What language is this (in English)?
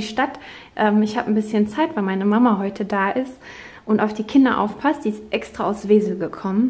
German